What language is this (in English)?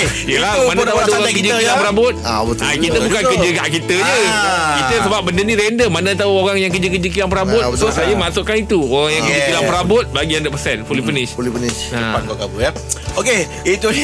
Malay